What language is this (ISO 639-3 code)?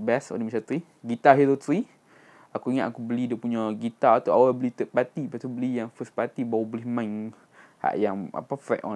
msa